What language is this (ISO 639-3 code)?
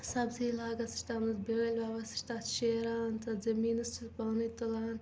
kas